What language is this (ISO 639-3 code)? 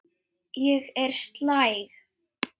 isl